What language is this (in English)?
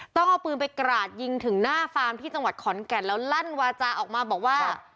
Thai